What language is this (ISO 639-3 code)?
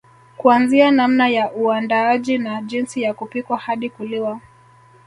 swa